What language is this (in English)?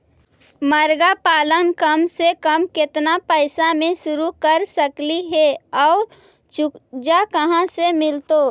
Magahi